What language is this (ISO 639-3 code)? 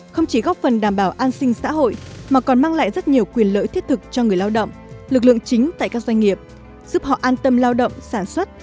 vie